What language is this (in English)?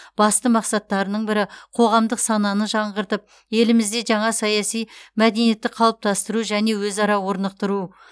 Kazakh